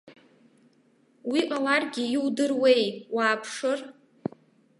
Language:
Abkhazian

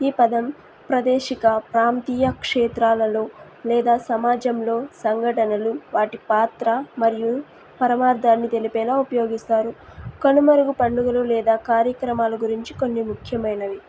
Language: Telugu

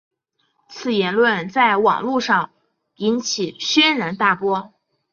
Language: Chinese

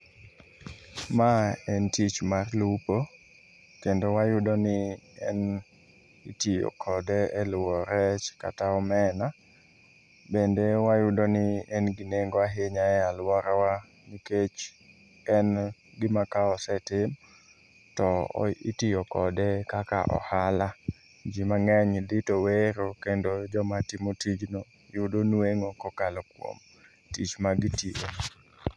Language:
Luo (Kenya and Tanzania)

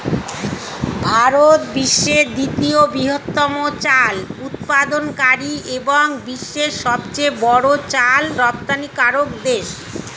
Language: Bangla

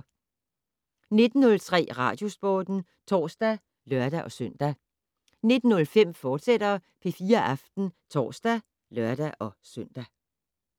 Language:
Danish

